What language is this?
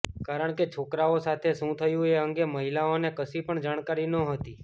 Gujarati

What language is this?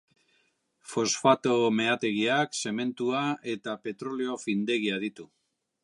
Basque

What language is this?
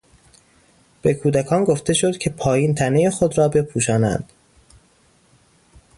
Persian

